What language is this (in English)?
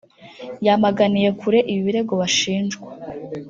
Kinyarwanda